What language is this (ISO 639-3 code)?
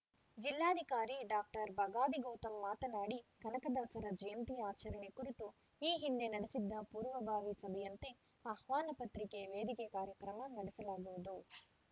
kan